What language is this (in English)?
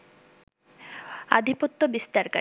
Bangla